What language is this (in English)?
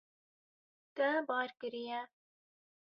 Kurdish